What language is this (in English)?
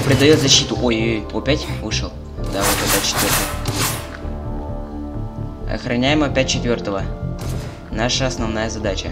Russian